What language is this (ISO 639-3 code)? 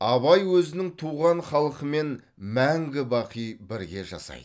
kaz